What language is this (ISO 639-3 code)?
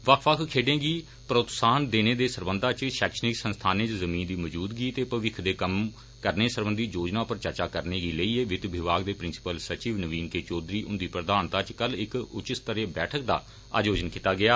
doi